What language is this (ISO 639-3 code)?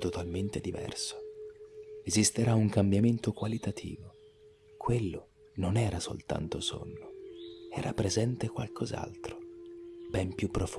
ita